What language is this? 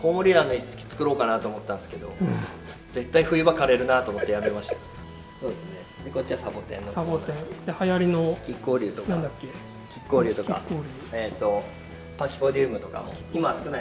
Japanese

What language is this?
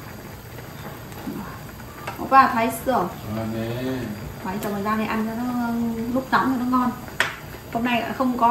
Vietnamese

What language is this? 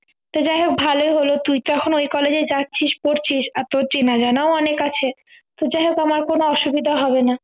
Bangla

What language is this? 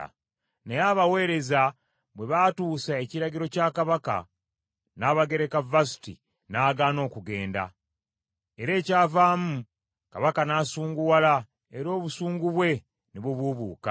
Ganda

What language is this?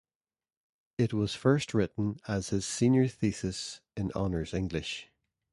English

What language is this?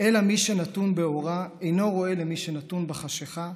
Hebrew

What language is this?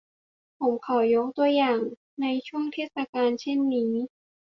Thai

